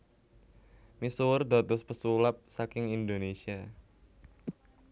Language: Javanese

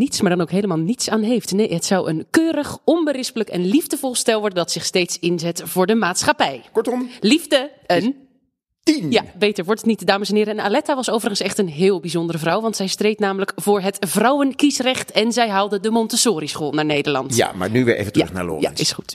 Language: Dutch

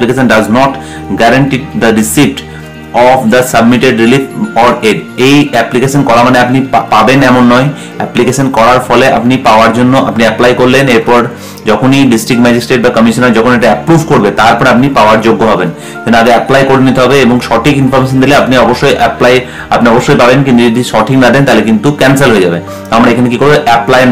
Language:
Hindi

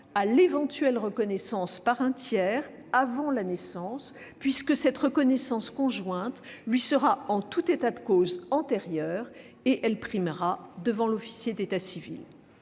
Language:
French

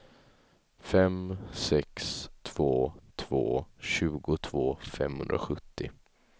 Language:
Swedish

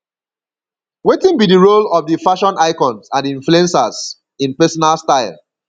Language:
Nigerian Pidgin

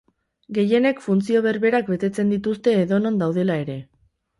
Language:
Basque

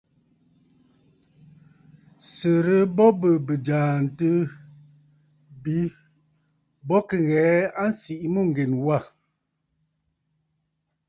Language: Bafut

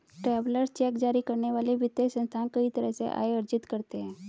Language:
Hindi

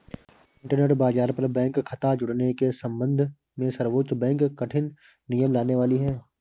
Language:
Hindi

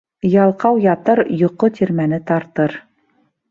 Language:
Bashkir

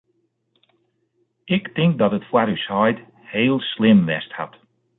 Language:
Western Frisian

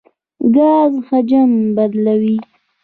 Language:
Pashto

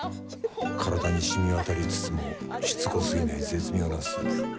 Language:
Japanese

